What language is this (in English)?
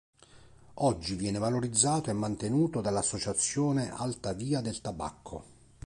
Italian